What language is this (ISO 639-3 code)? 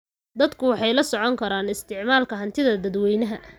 som